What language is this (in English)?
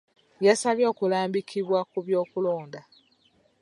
Ganda